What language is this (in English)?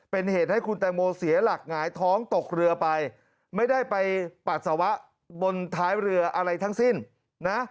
Thai